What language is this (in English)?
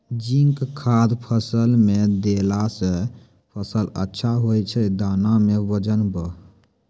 Maithili